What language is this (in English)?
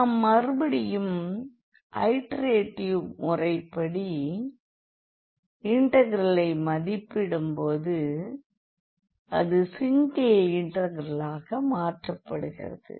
Tamil